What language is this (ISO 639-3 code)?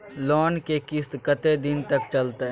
mai